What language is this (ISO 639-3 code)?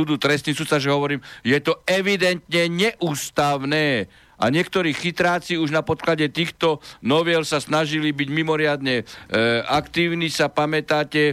slk